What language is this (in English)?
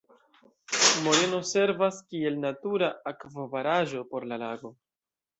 Esperanto